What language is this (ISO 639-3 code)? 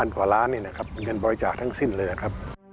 tha